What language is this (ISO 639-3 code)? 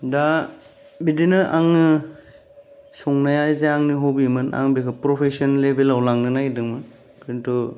brx